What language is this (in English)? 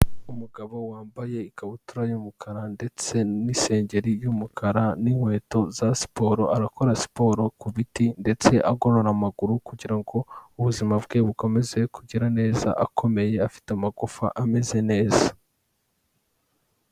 Kinyarwanda